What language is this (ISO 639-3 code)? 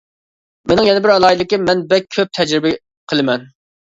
uig